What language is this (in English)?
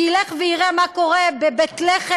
Hebrew